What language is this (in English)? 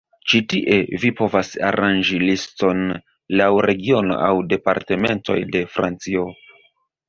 Esperanto